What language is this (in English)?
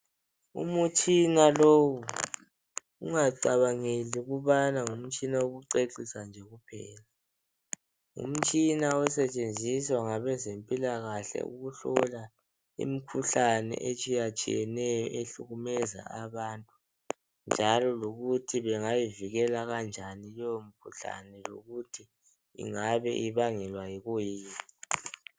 North Ndebele